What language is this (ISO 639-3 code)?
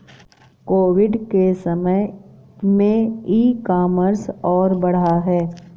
hin